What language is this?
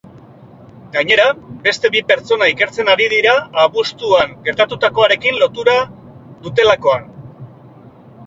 Basque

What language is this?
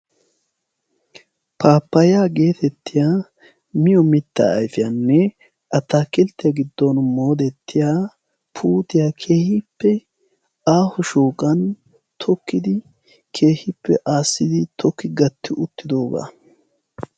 Wolaytta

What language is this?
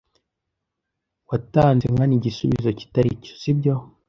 Kinyarwanda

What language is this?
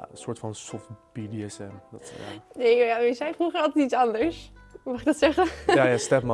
Dutch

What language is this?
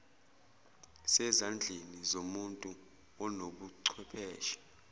Zulu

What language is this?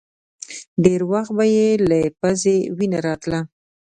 Pashto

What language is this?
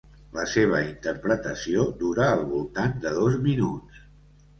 Catalan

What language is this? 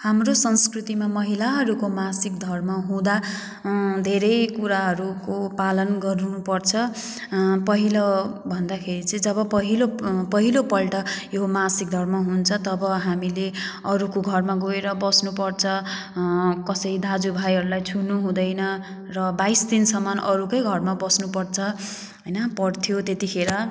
Nepali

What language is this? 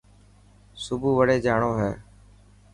Dhatki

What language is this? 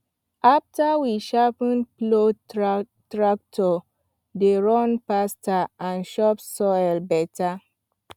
Nigerian Pidgin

